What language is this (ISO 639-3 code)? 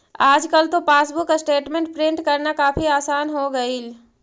mag